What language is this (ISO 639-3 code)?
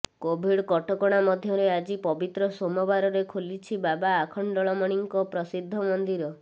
ori